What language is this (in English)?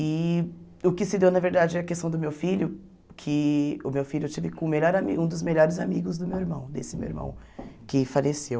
Portuguese